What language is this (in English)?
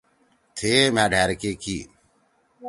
Torwali